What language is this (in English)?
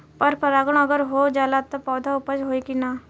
Bhojpuri